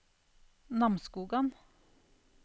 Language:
Norwegian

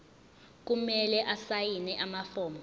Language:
Zulu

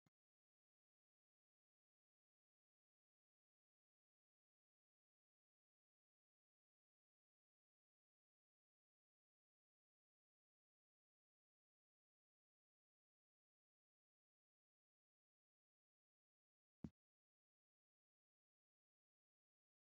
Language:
Sidamo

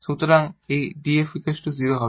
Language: Bangla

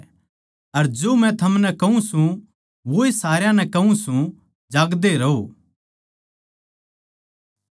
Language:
Haryanvi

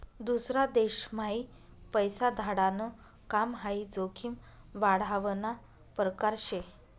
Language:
Marathi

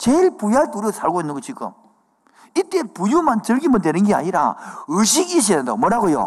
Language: Korean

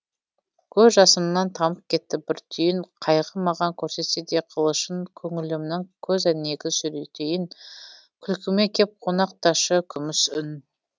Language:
Kazakh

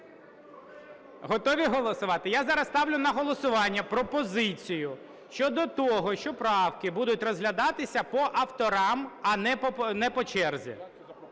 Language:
Ukrainian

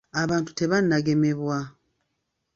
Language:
Ganda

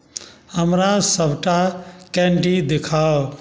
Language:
Maithili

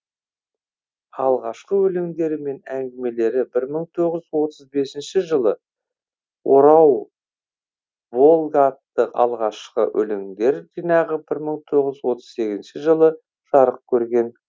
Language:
Kazakh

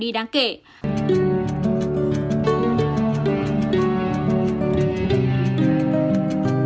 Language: Vietnamese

